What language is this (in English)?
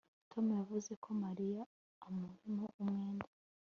Kinyarwanda